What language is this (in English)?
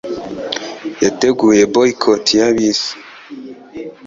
Kinyarwanda